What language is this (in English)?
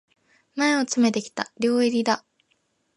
Japanese